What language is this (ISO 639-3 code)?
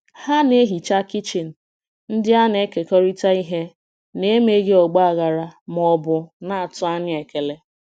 ibo